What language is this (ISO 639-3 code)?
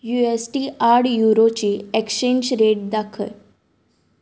kok